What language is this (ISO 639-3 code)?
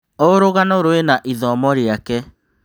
kik